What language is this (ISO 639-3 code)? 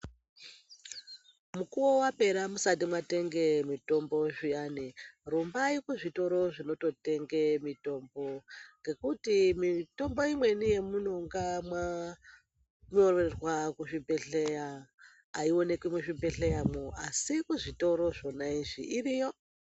ndc